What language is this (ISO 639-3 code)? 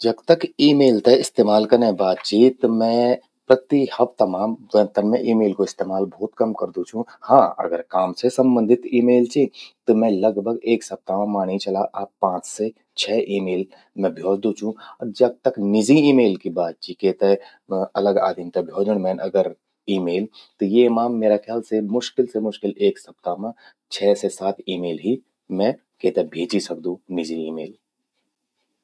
gbm